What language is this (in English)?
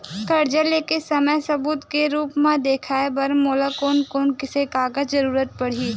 Chhattisgarhi